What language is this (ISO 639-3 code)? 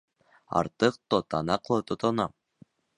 bak